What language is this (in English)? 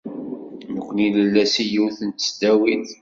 Kabyle